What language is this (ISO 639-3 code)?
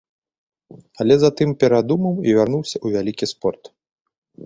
bel